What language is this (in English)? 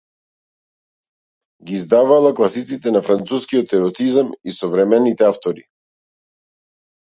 Macedonian